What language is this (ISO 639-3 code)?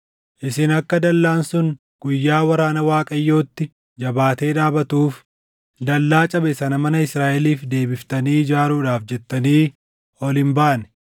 orm